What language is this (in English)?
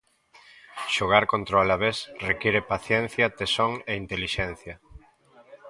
Galician